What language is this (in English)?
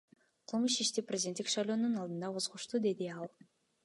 Kyrgyz